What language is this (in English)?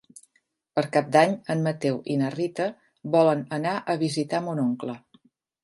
Catalan